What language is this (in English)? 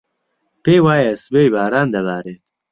Central Kurdish